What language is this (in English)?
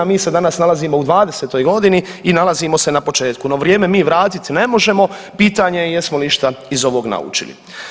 Croatian